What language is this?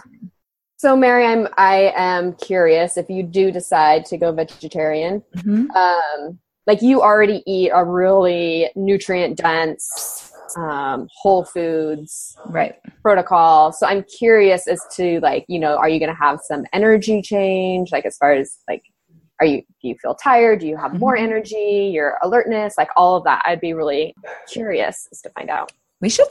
English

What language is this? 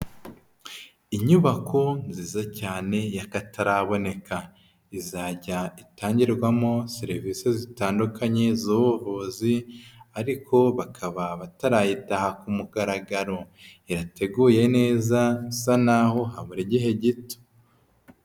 Kinyarwanda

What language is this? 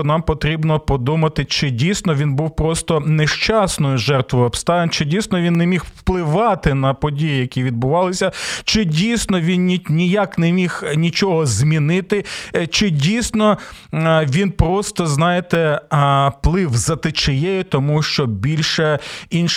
Ukrainian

